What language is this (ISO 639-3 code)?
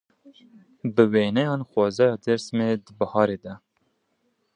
kur